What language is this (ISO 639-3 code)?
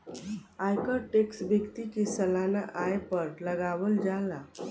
bho